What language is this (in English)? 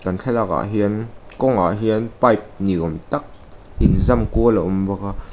Mizo